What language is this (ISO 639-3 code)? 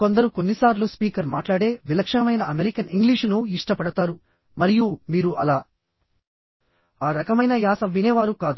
tel